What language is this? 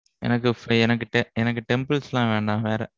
Tamil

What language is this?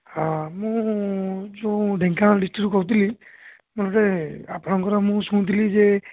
Odia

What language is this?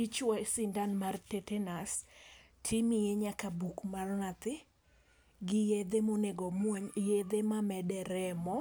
Luo (Kenya and Tanzania)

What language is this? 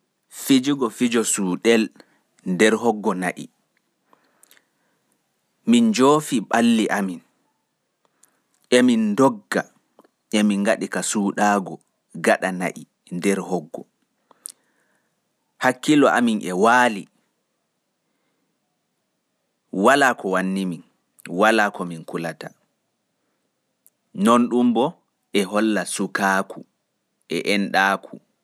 Fula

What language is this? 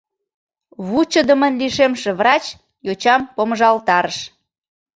Mari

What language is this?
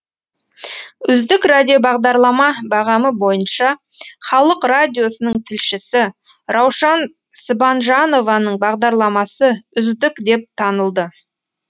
Kazakh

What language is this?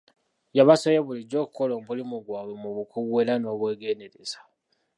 Ganda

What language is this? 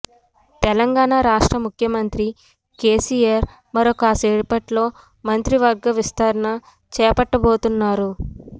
Telugu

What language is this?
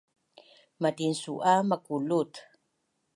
Bunun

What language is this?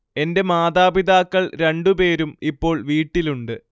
Malayalam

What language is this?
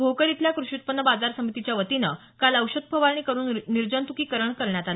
Marathi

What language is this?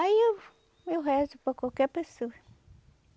Portuguese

